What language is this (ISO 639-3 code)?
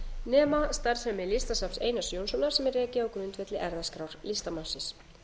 isl